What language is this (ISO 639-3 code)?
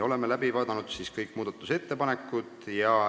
est